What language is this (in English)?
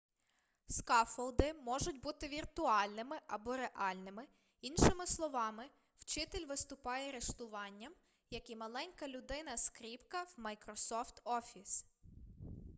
Ukrainian